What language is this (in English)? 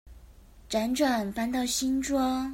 Chinese